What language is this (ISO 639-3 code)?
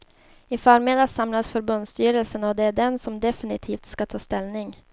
swe